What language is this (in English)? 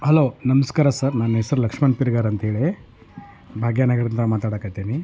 Kannada